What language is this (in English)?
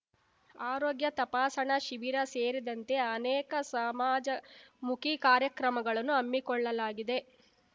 Kannada